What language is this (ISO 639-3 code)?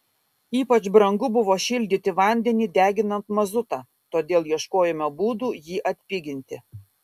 lit